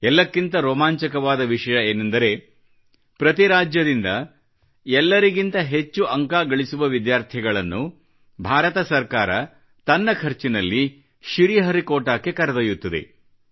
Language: Kannada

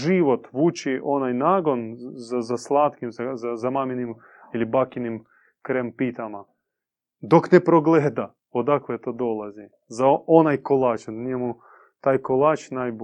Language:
Croatian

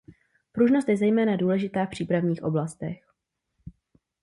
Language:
Czech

